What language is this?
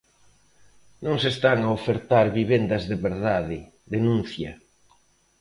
Galician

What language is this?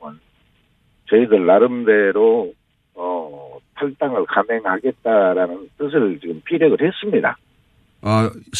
Korean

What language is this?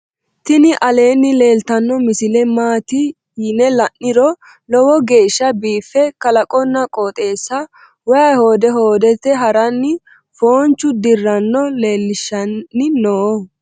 Sidamo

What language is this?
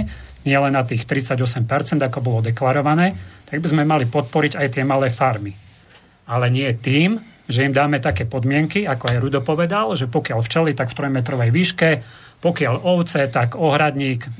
Slovak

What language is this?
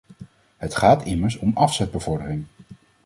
Dutch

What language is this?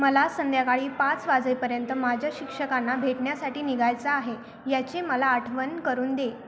Marathi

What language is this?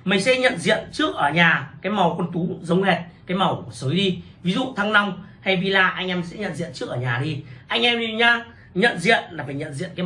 Vietnamese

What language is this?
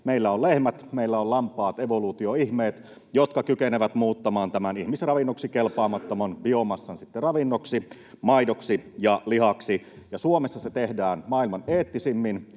Finnish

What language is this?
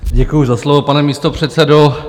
Czech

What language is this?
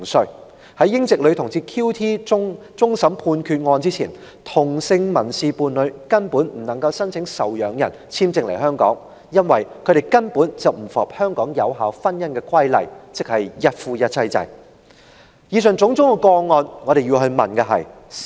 Cantonese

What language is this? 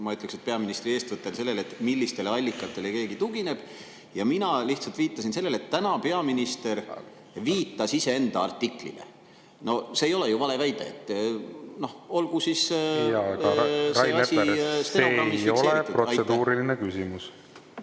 Estonian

